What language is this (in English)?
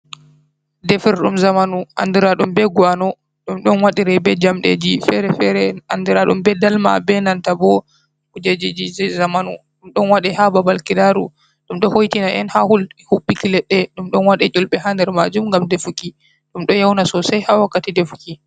Fula